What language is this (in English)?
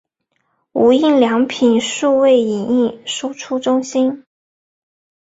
Chinese